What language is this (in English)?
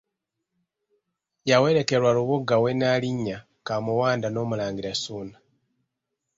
Ganda